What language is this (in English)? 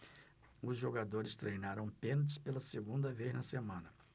Portuguese